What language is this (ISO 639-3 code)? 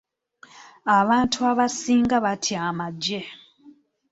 lug